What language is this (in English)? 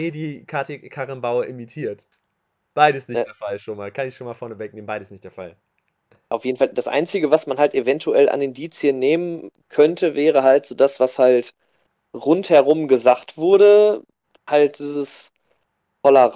German